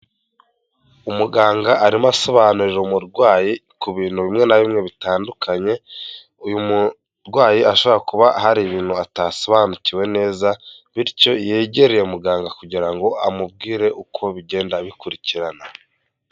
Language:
Kinyarwanda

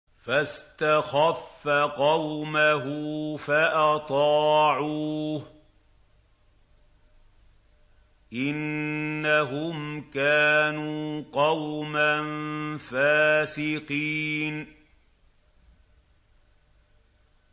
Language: Arabic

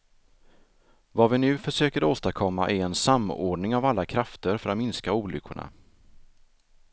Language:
Swedish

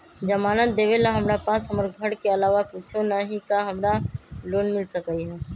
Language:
Magahi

